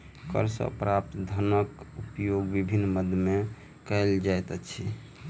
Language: Maithili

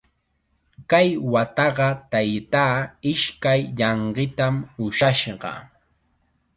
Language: Chiquián Ancash Quechua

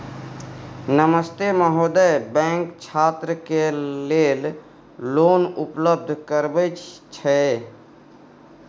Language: Maithili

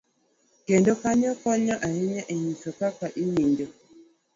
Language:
Luo (Kenya and Tanzania)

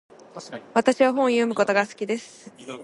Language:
Japanese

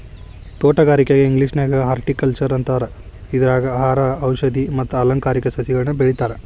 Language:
Kannada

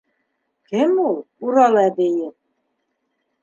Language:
Bashkir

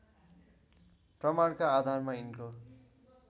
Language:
Nepali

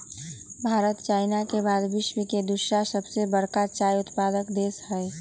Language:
Magahi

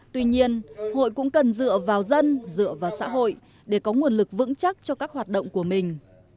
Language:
Vietnamese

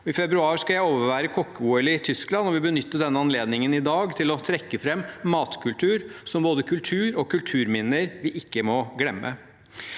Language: Norwegian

